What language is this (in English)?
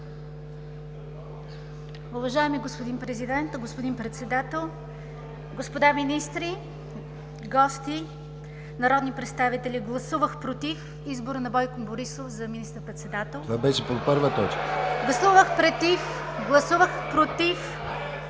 Bulgarian